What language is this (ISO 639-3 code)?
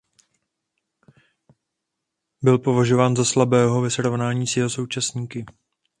ces